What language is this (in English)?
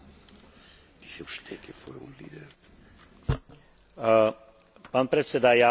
Slovak